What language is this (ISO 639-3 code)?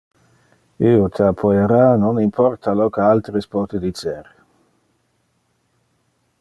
ina